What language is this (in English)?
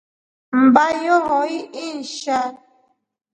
Rombo